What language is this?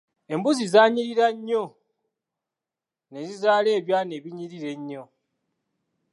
Ganda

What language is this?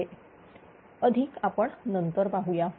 Marathi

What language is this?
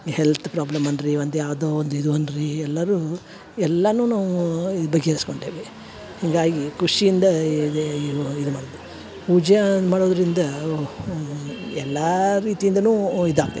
Kannada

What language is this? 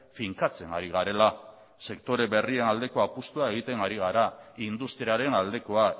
Basque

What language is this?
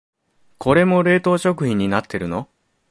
Japanese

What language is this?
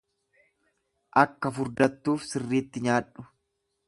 Oromo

